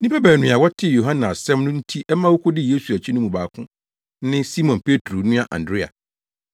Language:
Akan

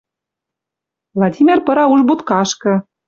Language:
Western Mari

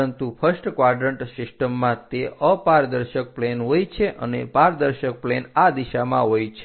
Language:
Gujarati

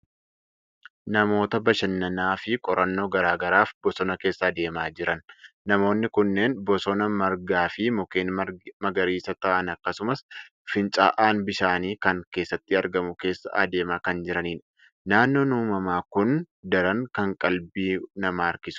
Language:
Oromo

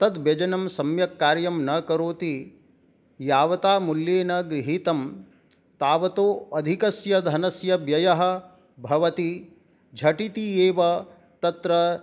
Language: Sanskrit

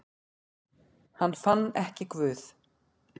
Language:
Icelandic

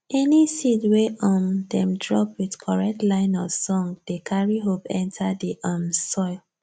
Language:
Nigerian Pidgin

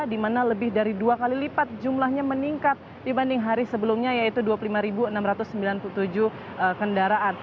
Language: Indonesian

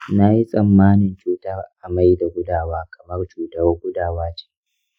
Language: Hausa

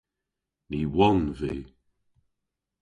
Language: Cornish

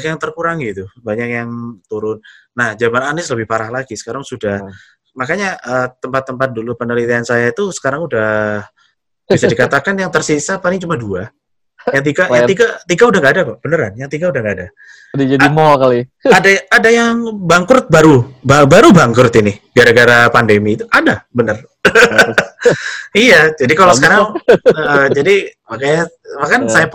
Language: Indonesian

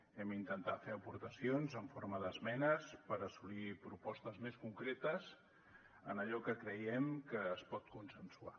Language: Catalan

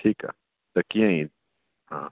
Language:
Sindhi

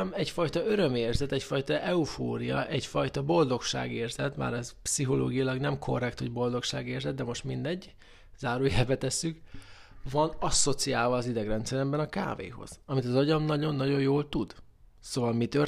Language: Hungarian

